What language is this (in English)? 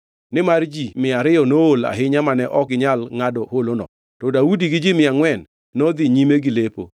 Luo (Kenya and Tanzania)